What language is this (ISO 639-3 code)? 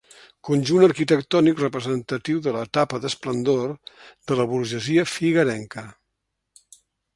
cat